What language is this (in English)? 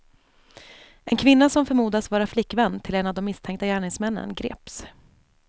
Swedish